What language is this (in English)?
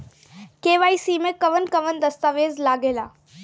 Bhojpuri